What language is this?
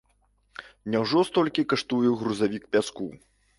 Belarusian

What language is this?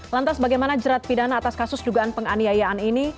Indonesian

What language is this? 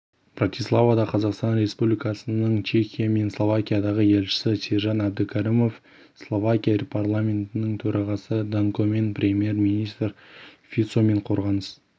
Kazakh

